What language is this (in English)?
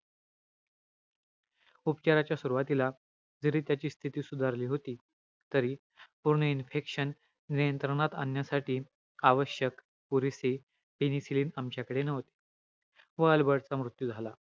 Marathi